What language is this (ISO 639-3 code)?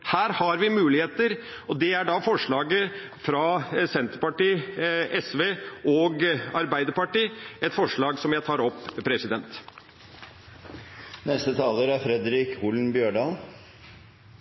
nor